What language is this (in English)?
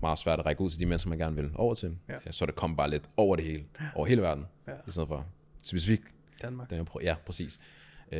Danish